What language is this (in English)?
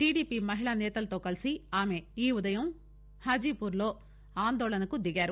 Telugu